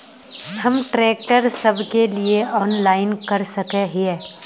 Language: Magahi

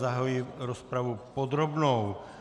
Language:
Czech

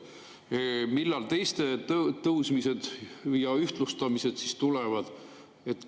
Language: Estonian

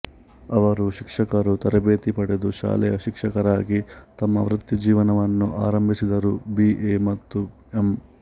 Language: Kannada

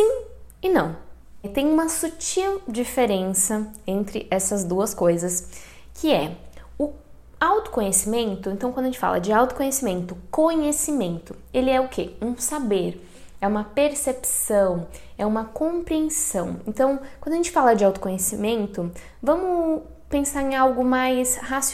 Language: Portuguese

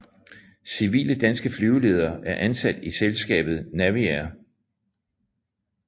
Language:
Danish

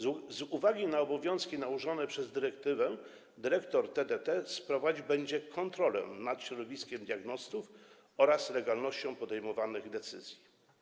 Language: Polish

